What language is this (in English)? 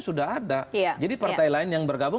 Indonesian